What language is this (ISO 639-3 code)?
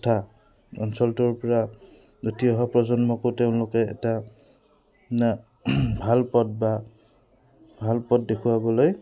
asm